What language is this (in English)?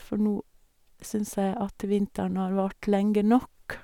Norwegian